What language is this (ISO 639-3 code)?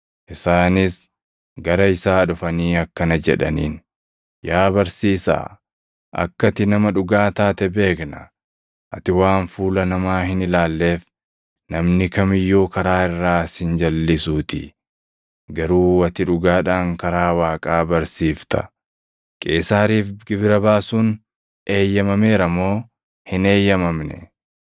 orm